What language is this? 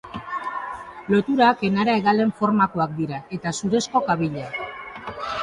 Basque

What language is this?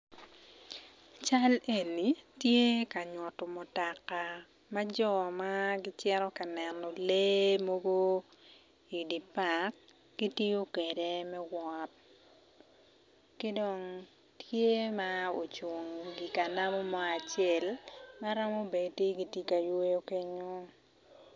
Acoli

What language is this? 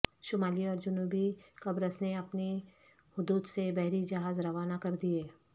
Urdu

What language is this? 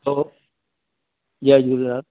Sindhi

